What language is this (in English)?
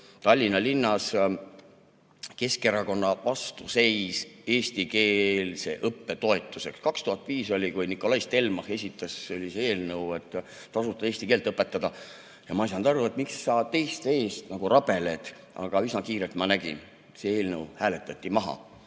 Estonian